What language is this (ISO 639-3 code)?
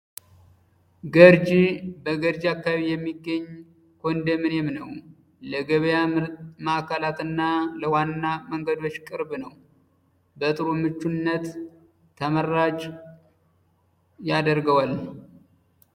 amh